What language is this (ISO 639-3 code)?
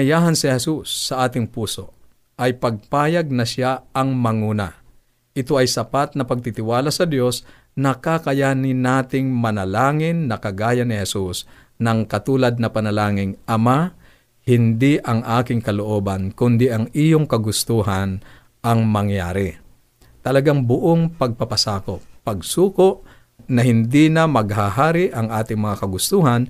fil